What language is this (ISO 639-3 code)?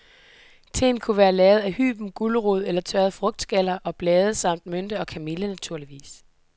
dan